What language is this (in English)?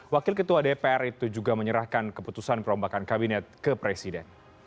Indonesian